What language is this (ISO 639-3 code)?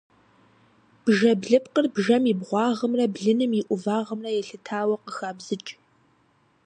kbd